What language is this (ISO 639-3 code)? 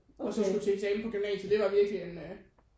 dan